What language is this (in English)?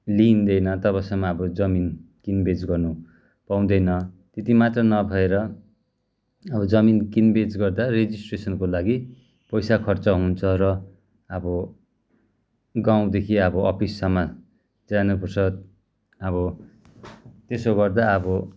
Nepali